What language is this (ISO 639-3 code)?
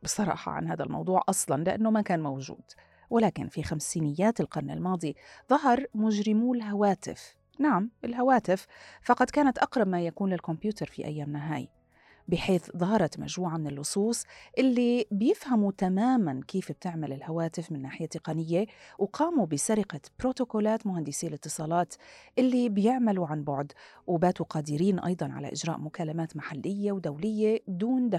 ara